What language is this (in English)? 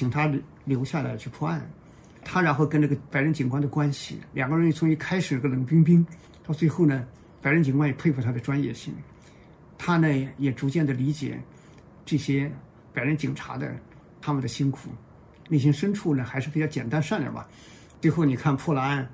Chinese